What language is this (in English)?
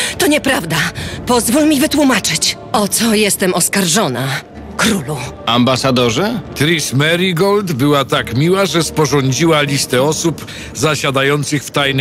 Polish